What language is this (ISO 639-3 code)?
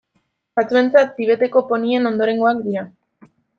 eus